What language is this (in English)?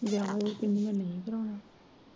Punjabi